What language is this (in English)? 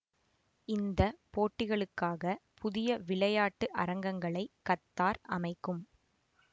Tamil